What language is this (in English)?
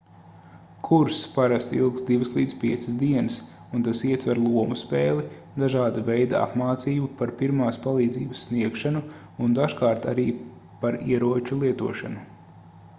Latvian